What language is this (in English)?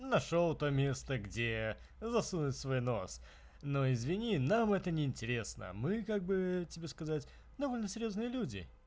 Russian